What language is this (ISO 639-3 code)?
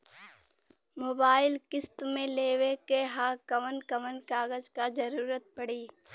bho